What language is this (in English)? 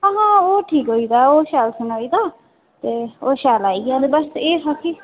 Dogri